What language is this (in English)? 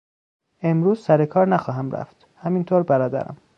Persian